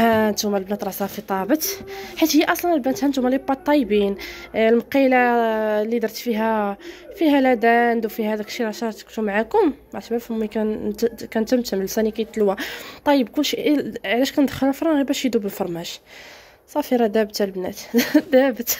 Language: Arabic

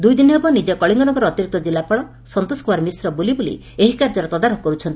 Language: Odia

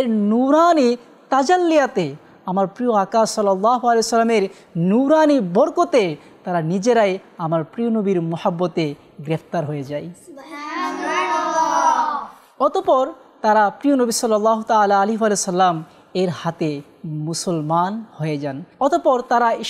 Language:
Arabic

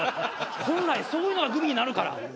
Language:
Japanese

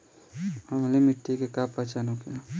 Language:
Bhojpuri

